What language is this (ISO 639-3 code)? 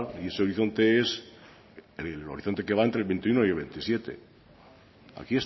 spa